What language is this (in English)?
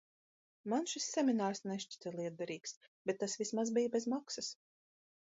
Latvian